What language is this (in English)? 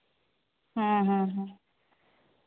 Santali